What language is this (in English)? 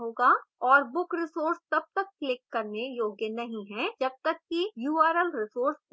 Hindi